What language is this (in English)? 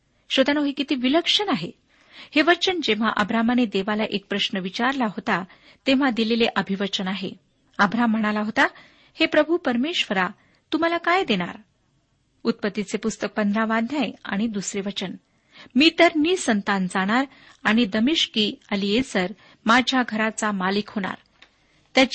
Marathi